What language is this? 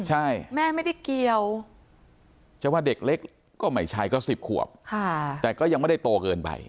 Thai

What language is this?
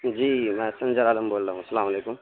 Urdu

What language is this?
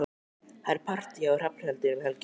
Icelandic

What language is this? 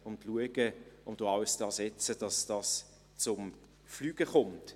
Swiss German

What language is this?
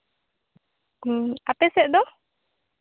Santali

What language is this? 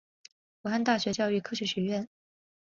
Chinese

